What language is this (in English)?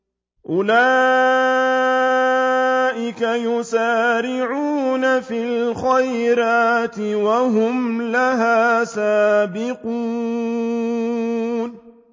Arabic